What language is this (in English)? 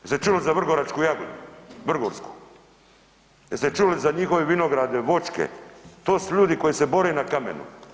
Croatian